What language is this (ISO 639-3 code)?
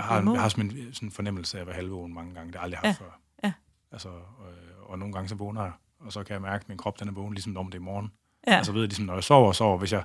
dan